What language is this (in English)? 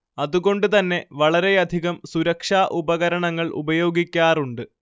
Malayalam